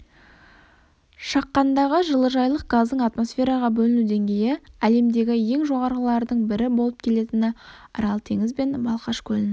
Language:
Kazakh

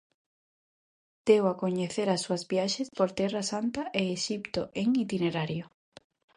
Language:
Galician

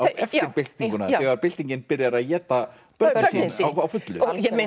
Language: Icelandic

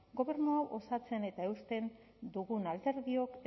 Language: Basque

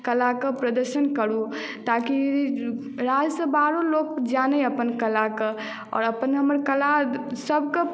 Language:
Maithili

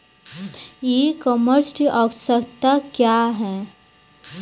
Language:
Bhojpuri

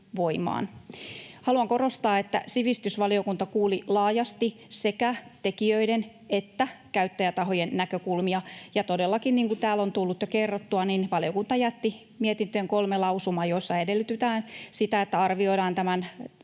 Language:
Finnish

